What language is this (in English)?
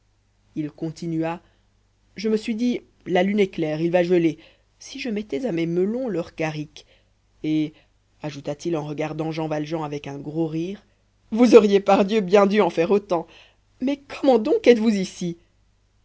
French